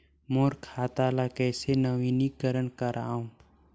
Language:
Chhattisgarhi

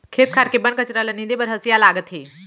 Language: Chhattisgarhi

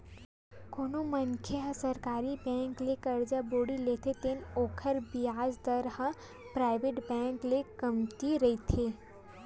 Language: Chhattisgarhi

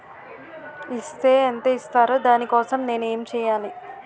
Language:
Telugu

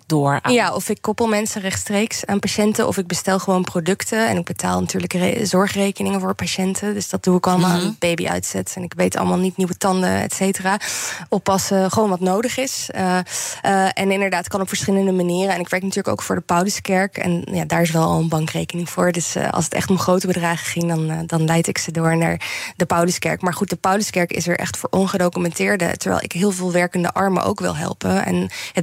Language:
Dutch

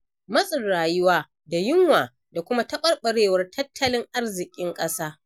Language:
Hausa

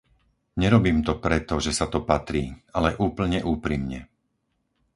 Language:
Slovak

